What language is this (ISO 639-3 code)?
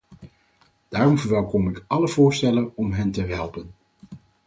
nld